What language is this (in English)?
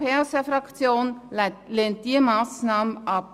Swiss German